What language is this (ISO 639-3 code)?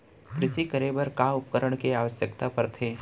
hne